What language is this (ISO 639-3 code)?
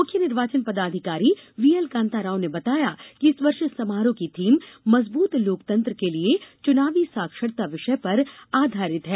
hin